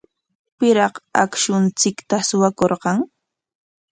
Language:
Corongo Ancash Quechua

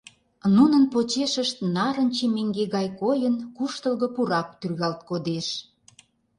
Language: Mari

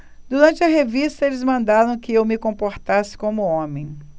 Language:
Portuguese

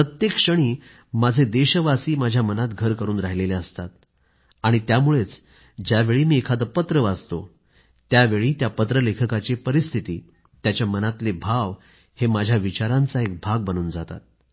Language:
Marathi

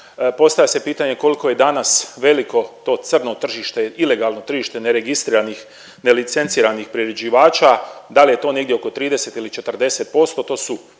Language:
Croatian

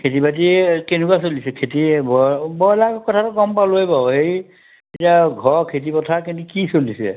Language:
Assamese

